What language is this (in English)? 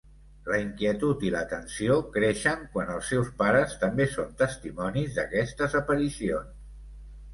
Catalan